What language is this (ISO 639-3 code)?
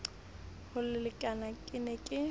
sot